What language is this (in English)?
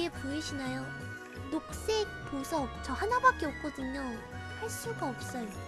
Korean